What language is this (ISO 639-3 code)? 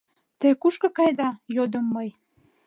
chm